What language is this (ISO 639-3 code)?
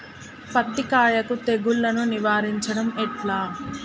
tel